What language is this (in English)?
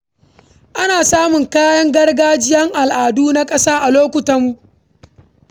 Hausa